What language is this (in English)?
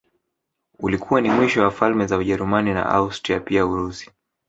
Swahili